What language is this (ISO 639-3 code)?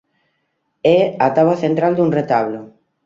glg